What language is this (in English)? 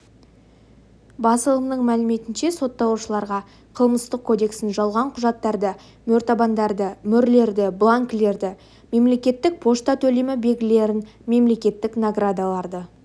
Kazakh